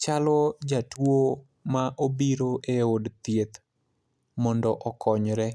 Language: Luo (Kenya and Tanzania)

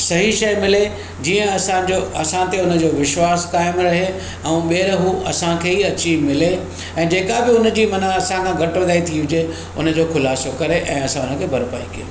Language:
Sindhi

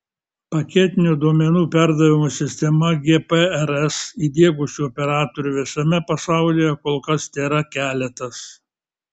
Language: Lithuanian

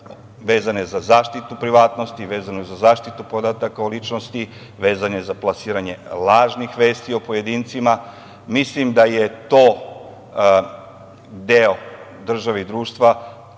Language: Serbian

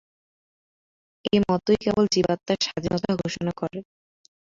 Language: Bangla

